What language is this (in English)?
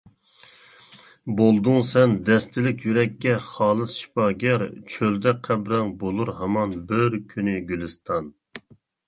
Uyghur